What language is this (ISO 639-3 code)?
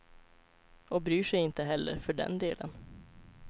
swe